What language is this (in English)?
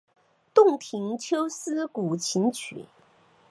Chinese